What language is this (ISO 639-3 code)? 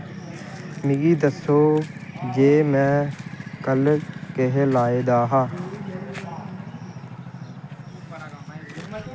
doi